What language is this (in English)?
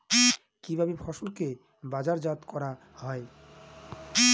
Bangla